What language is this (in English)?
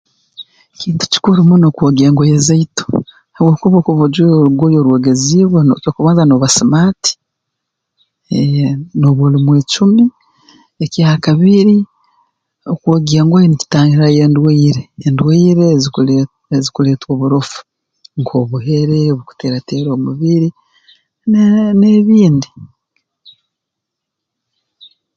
Tooro